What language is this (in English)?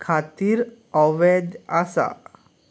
Konkani